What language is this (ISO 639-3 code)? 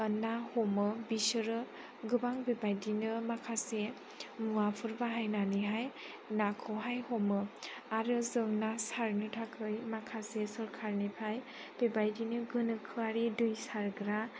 brx